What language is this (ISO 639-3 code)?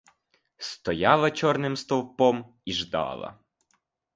ukr